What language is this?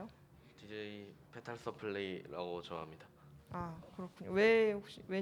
Korean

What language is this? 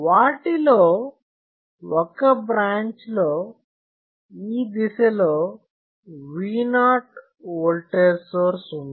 Telugu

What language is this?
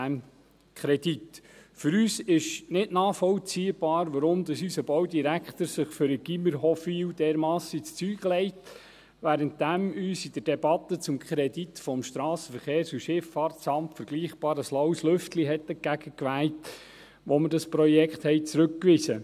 Swiss German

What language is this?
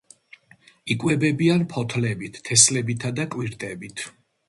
Georgian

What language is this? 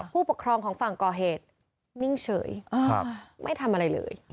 Thai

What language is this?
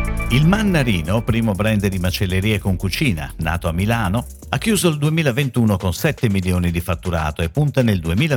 Italian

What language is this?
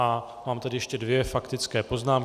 Czech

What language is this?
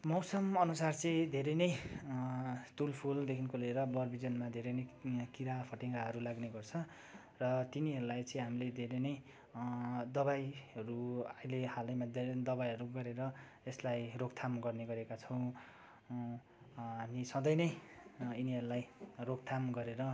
Nepali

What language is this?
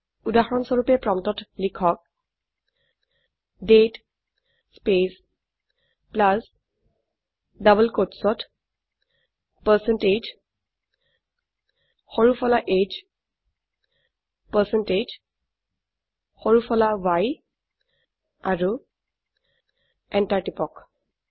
Assamese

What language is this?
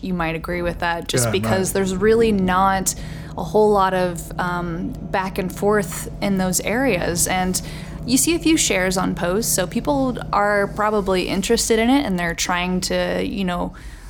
English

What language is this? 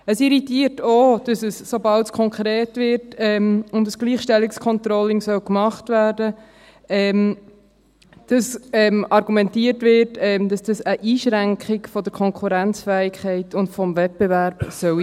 Swiss German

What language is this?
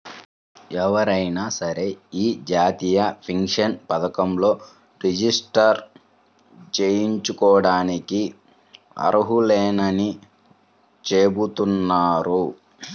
Telugu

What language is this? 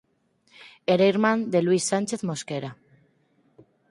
Galician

